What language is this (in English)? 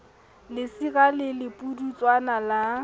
Southern Sotho